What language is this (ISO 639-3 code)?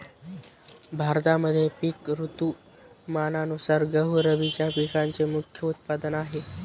mar